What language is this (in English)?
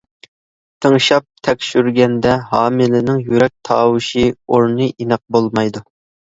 Uyghur